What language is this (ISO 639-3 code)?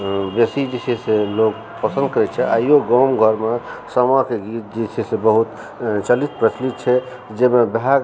mai